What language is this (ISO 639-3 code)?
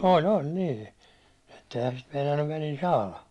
fin